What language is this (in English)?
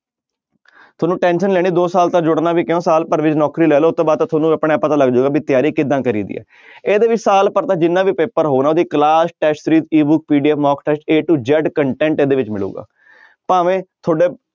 Punjabi